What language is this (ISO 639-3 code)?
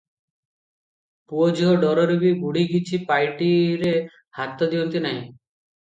ori